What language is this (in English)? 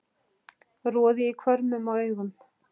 Icelandic